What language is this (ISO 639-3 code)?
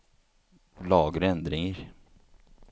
nor